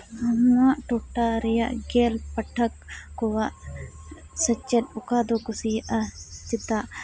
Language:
Santali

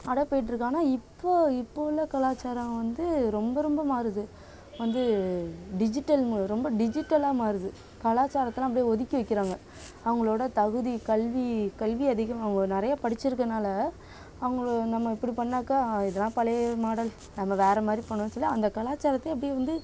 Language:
Tamil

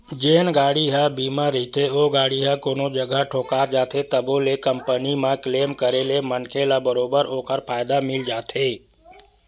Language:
Chhattisgarhi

